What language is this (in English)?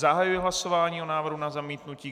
Czech